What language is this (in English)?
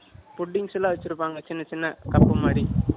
Tamil